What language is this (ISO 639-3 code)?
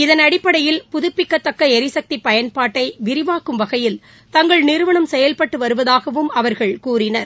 tam